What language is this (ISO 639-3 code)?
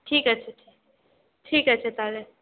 ben